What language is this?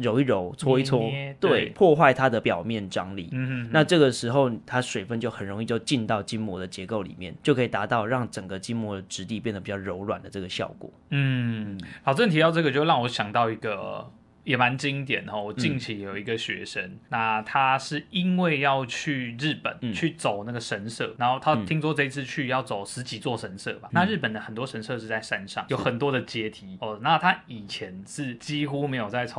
Chinese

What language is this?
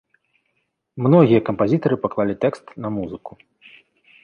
Belarusian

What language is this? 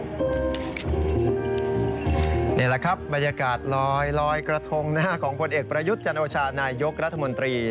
Thai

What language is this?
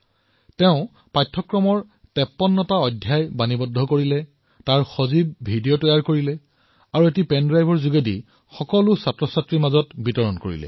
Assamese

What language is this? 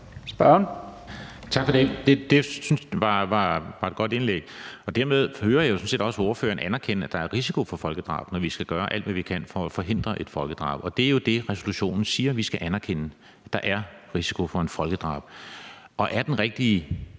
Danish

